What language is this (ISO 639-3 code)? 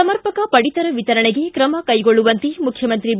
kan